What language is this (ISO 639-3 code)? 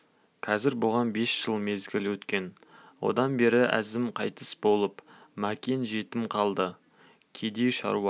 kaz